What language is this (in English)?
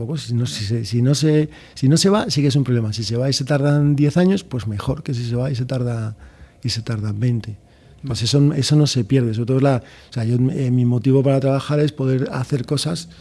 Spanish